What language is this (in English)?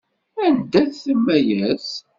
Kabyle